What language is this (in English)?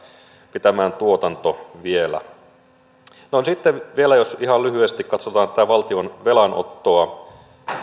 Finnish